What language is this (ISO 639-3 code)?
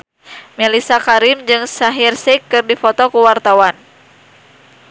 sun